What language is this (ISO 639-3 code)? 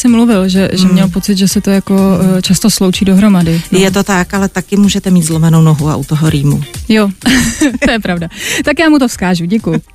ces